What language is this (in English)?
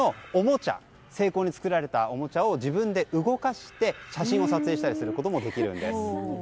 Japanese